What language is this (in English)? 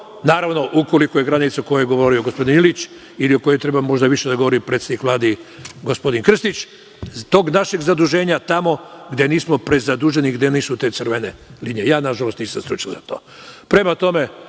Serbian